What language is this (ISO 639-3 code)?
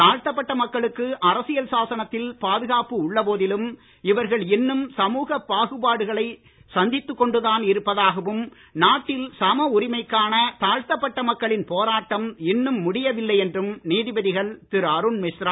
tam